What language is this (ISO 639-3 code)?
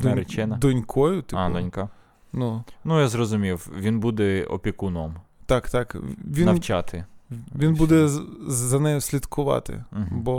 ukr